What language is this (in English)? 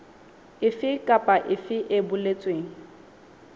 Southern Sotho